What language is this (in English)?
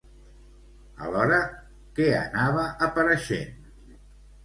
Catalan